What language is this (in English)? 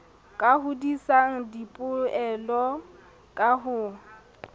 Southern Sotho